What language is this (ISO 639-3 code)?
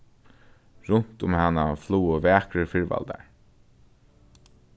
fao